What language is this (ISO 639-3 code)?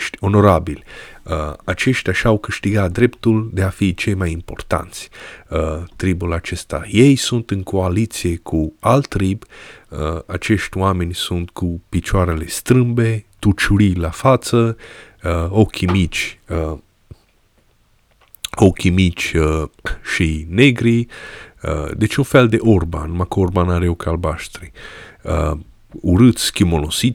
ron